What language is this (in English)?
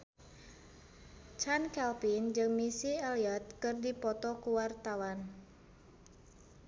Sundanese